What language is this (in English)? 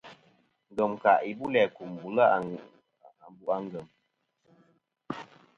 Kom